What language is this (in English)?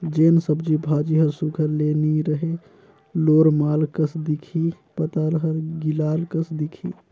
Chhattisgarhi